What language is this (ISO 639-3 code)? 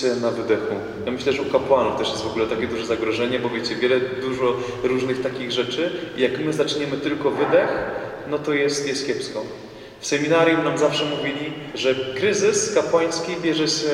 pol